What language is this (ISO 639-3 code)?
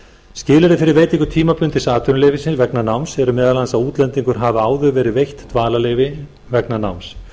isl